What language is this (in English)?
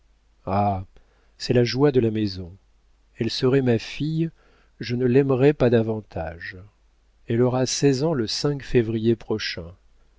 French